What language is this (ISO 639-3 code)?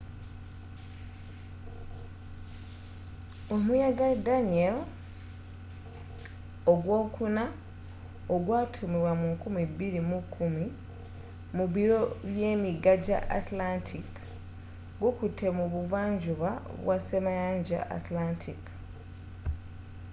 lug